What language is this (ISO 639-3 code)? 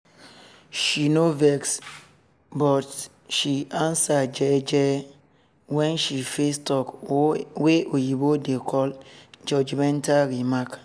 pcm